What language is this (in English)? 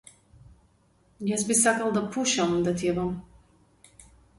Macedonian